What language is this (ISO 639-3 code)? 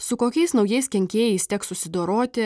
lit